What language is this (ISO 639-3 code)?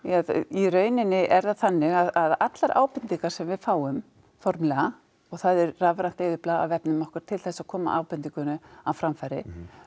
isl